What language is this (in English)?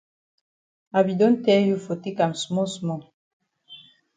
Cameroon Pidgin